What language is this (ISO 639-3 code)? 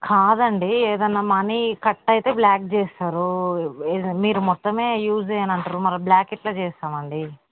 tel